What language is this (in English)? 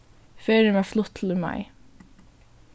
Faroese